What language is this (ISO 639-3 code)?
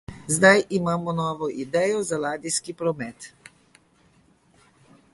slv